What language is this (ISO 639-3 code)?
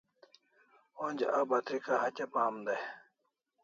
kls